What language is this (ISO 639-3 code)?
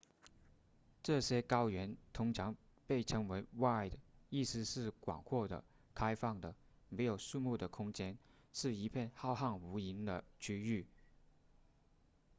zho